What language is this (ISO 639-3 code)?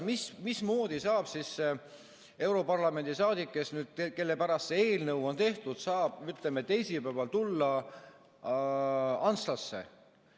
est